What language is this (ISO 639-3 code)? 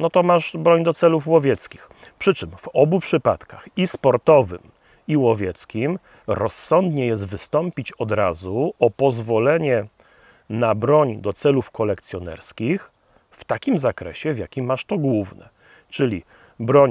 pol